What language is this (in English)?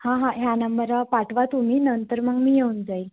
Marathi